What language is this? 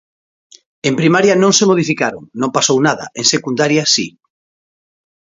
Galician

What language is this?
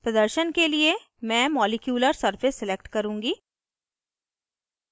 Hindi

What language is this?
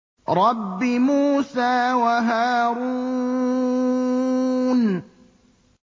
Arabic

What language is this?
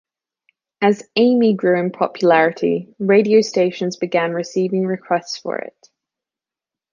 English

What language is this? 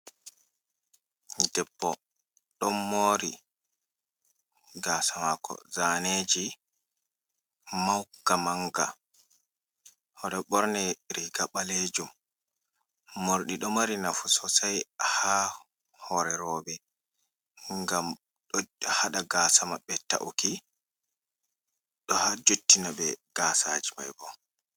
Fula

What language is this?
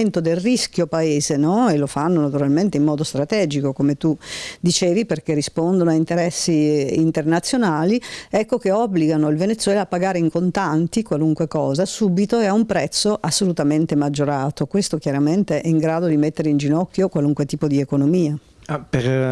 Italian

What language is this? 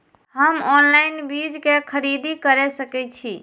Maithili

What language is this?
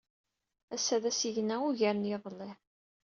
Kabyle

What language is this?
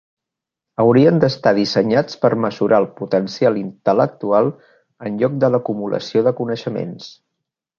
Catalan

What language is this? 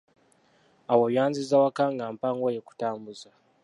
Ganda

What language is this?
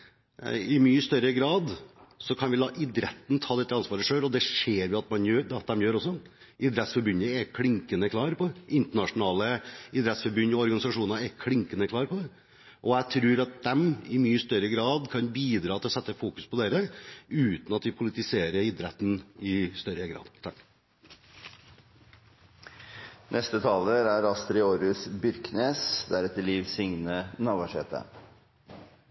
Norwegian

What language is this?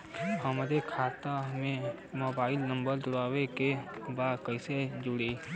Bhojpuri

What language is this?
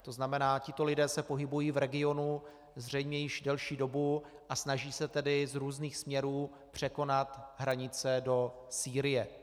Czech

